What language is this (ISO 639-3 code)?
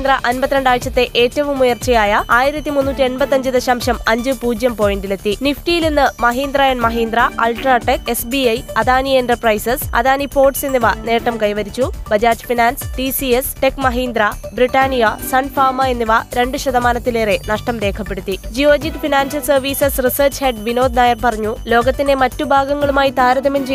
mal